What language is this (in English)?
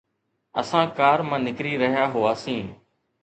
Sindhi